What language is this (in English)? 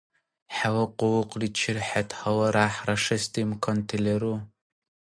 Dargwa